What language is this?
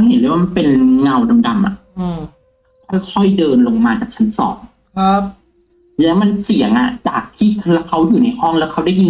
Thai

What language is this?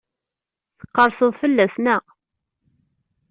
Kabyle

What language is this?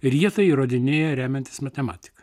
Lithuanian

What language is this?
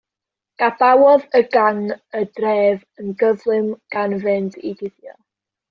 Welsh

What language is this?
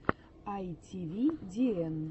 Russian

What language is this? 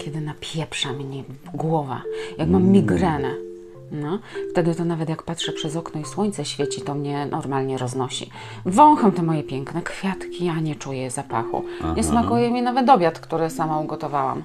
Polish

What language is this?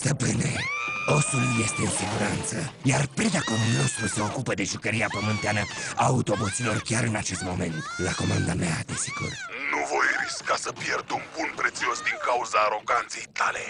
Romanian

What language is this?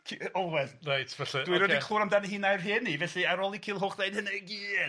Welsh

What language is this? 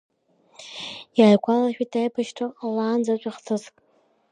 Abkhazian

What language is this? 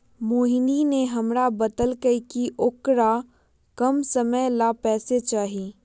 Magahi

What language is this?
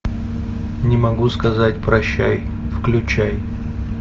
Russian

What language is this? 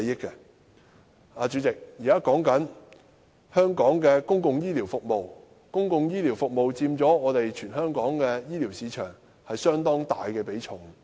Cantonese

